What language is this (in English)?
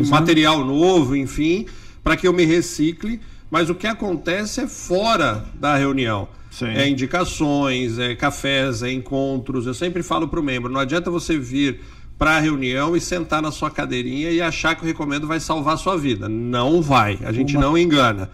Portuguese